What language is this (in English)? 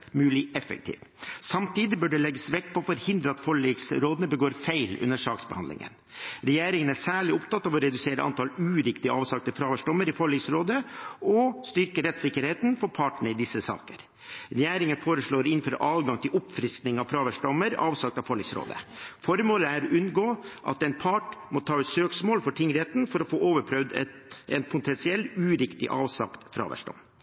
Norwegian Bokmål